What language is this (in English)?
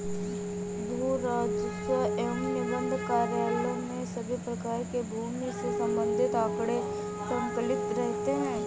Hindi